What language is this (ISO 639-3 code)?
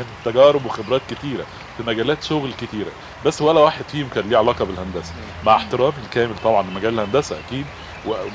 ara